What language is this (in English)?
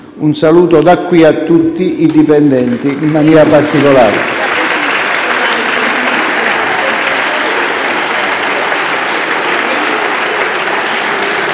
Italian